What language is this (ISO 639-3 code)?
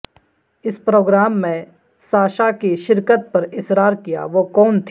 urd